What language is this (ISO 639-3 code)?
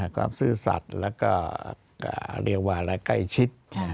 tha